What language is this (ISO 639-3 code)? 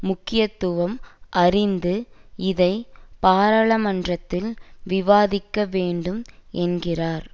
tam